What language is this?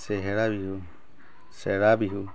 Assamese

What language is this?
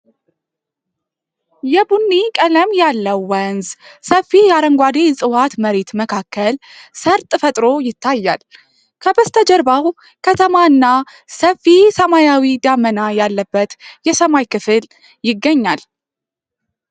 Amharic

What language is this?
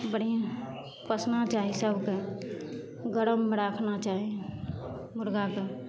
Maithili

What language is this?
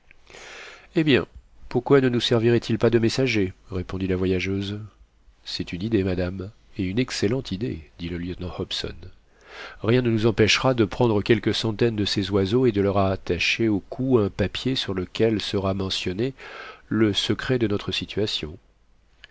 French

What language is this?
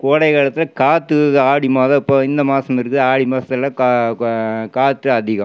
Tamil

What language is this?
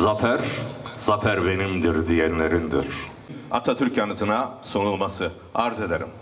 Turkish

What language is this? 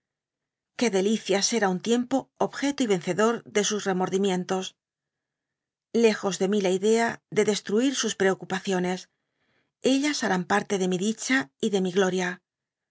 Spanish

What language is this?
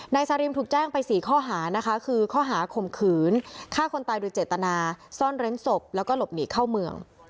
Thai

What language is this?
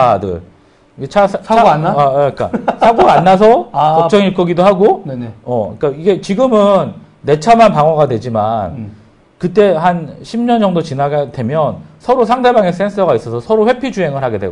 Korean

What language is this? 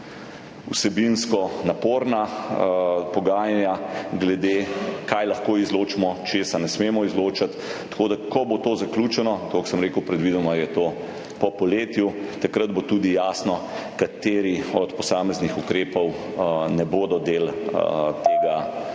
Slovenian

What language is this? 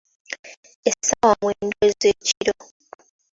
Ganda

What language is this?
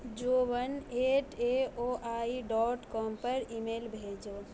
Urdu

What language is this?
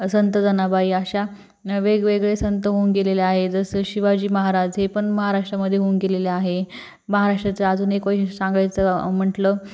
Marathi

